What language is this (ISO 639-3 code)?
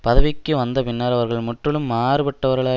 tam